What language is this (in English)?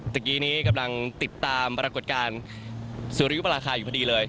Thai